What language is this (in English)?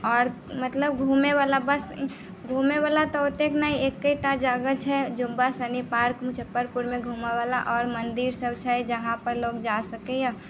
Maithili